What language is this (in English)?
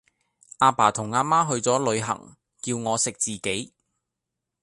Cantonese